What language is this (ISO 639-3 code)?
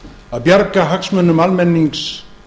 isl